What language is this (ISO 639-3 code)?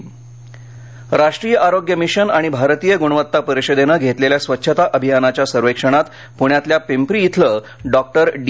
mar